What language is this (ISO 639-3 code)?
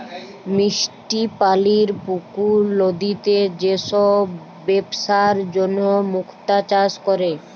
ben